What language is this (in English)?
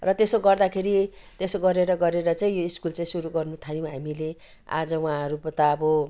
Nepali